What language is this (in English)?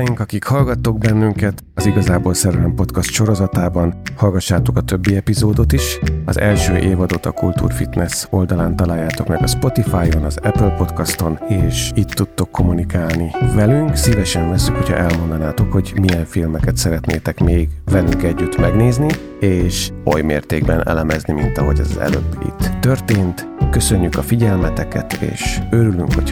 Hungarian